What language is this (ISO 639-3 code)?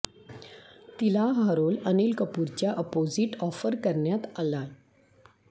mar